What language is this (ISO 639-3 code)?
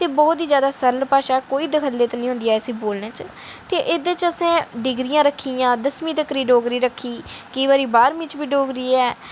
doi